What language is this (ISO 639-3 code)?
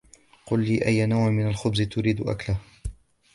ara